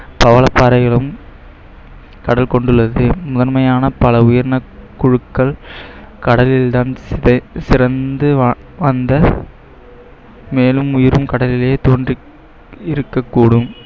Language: Tamil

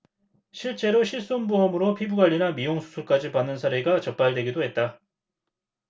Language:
Korean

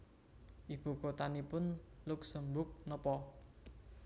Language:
Javanese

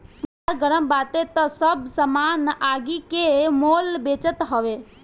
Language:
Bhojpuri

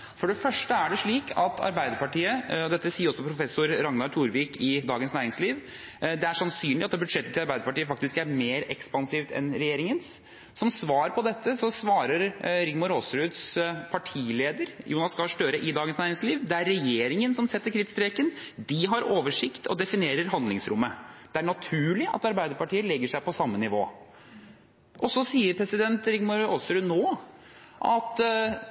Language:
Norwegian Bokmål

